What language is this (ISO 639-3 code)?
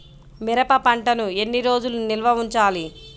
tel